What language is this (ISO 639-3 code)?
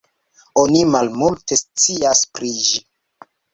epo